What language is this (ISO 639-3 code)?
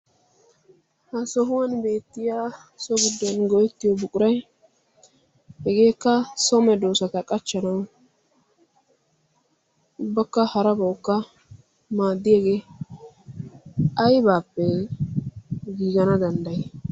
wal